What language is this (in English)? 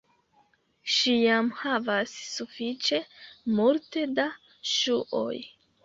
Esperanto